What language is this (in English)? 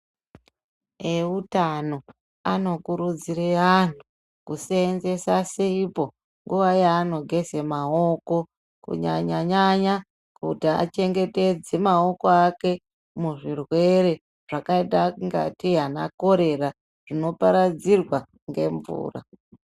Ndau